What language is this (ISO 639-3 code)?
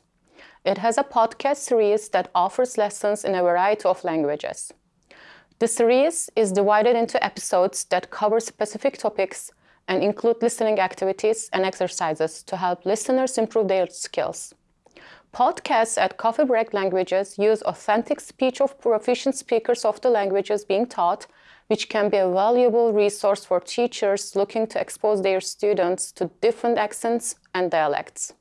eng